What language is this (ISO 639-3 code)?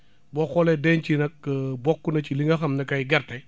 wol